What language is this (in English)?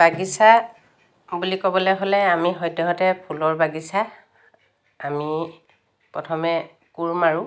Assamese